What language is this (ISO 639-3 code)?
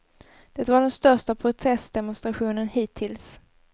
swe